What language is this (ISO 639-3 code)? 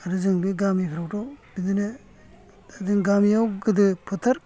brx